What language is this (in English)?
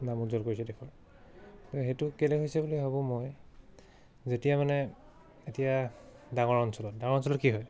Assamese